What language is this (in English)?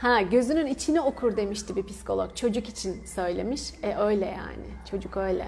Turkish